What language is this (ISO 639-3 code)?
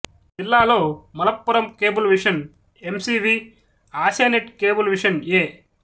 tel